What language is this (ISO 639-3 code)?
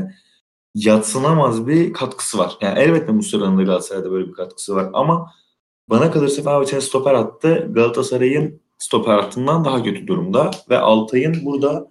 tur